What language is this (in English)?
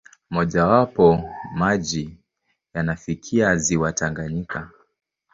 Swahili